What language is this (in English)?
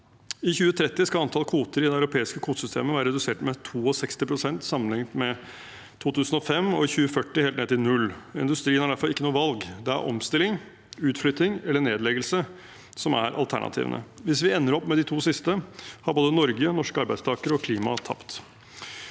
Norwegian